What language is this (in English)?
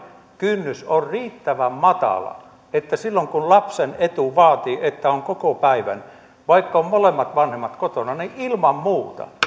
Finnish